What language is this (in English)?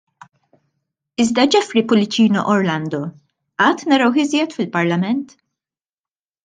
Maltese